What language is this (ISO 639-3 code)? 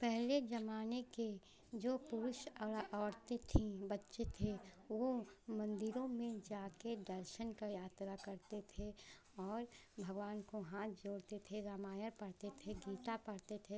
hin